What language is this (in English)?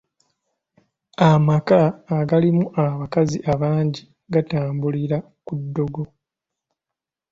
Ganda